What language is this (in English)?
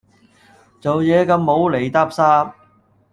Cantonese